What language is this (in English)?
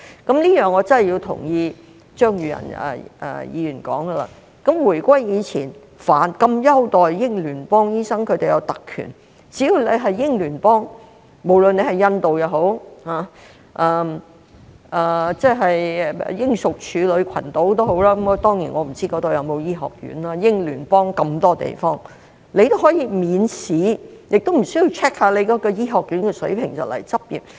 Cantonese